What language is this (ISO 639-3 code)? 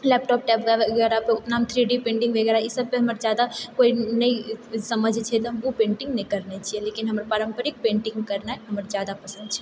mai